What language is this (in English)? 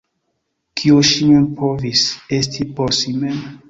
Esperanto